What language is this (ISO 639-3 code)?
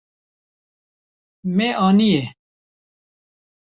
kur